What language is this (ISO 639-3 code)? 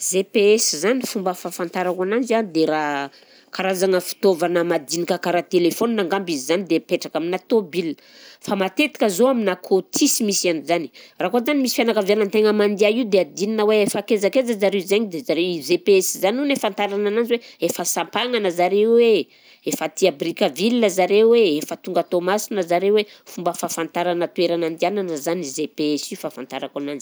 bzc